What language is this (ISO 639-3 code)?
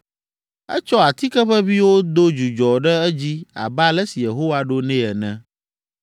ewe